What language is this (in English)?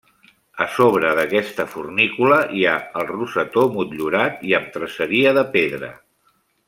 Catalan